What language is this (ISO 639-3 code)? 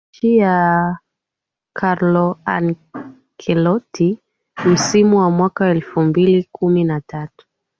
swa